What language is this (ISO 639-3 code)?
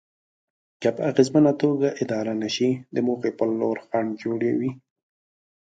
pus